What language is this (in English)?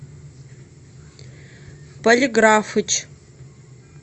Russian